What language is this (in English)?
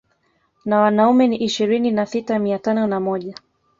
Swahili